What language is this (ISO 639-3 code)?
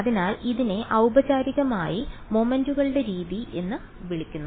mal